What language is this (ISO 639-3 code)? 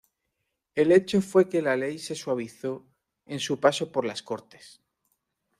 spa